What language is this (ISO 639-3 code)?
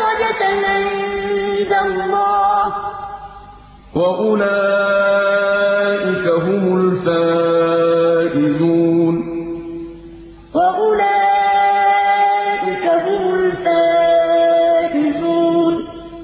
ara